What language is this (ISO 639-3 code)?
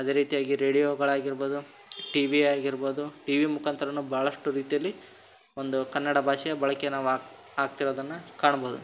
kan